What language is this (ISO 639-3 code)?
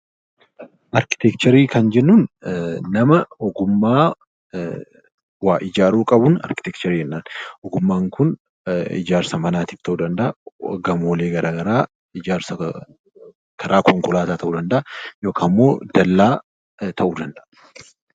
orm